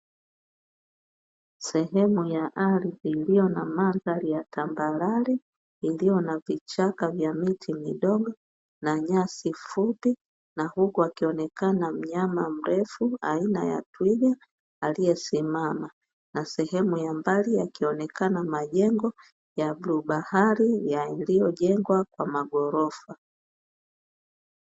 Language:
Swahili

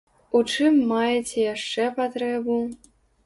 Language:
Belarusian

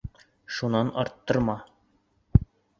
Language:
Bashkir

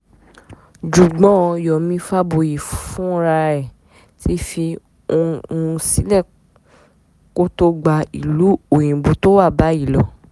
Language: Yoruba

